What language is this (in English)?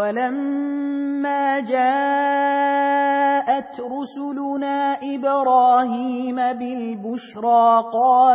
Arabic